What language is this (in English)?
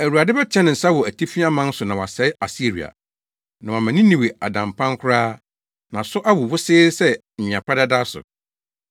Akan